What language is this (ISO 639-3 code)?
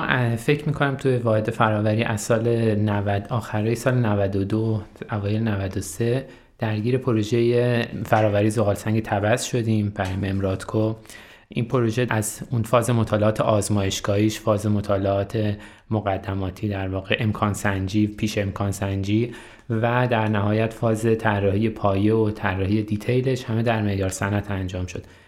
fas